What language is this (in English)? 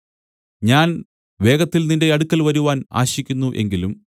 Malayalam